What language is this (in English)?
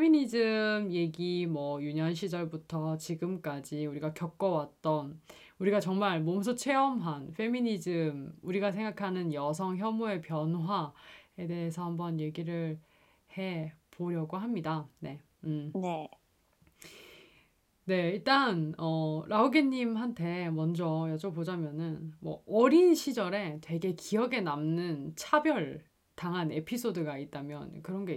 Korean